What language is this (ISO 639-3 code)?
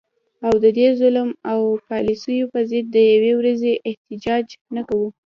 pus